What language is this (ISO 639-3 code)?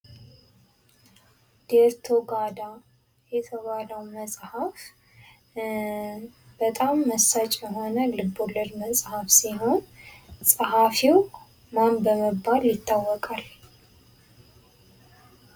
amh